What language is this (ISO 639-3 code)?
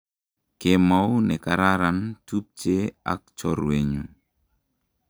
kln